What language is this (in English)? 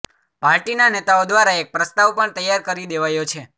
Gujarati